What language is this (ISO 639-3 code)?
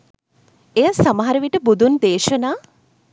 sin